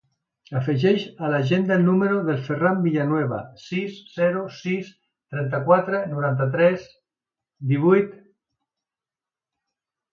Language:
Catalan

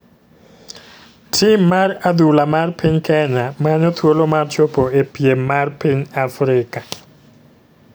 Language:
Luo (Kenya and Tanzania)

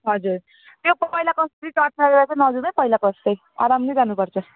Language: Nepali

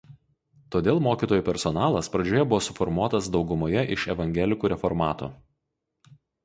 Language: Lithuanian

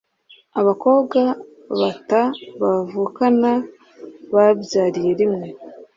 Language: Kinyarwanda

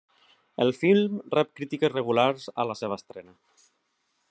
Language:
Catalan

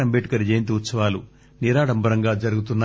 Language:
Telugu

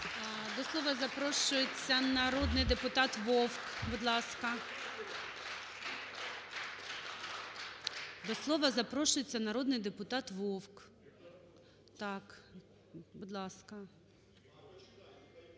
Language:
Ukrainian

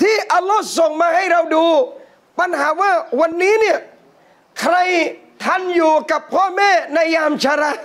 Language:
Thai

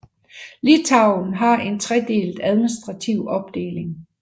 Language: Danish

